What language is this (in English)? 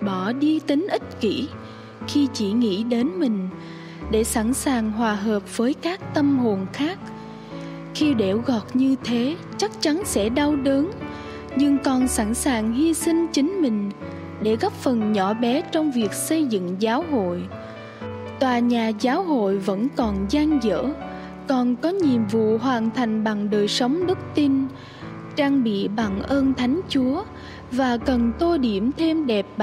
Vietnamese